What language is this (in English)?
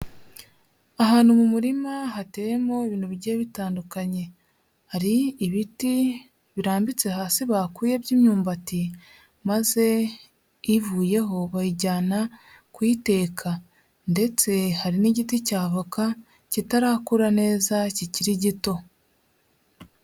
Kinyarwanda